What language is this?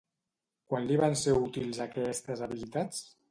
Catalan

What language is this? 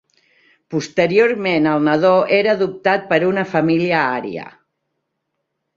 Catalan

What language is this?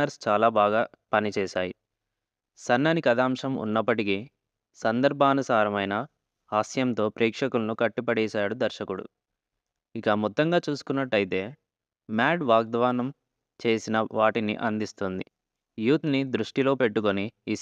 Telugu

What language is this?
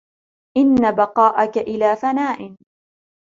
Arabic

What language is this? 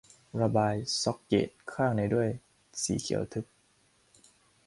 Thai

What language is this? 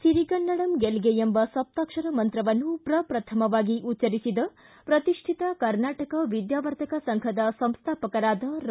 Kannada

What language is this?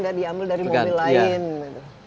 Indonesian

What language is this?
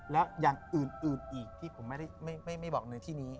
Thai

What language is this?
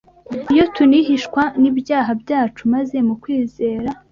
Kinyarwanda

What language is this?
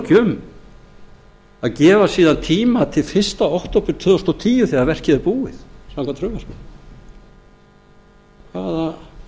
Icelandic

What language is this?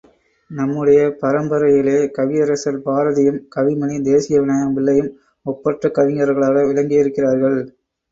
Tamil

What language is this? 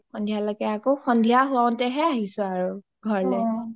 Assamese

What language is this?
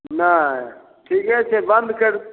Maithili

